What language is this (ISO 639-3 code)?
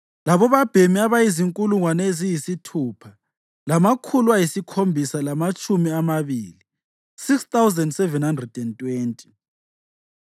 nde